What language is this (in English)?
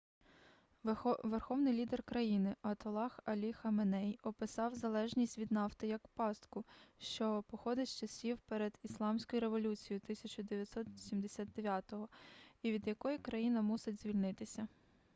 Ukrainian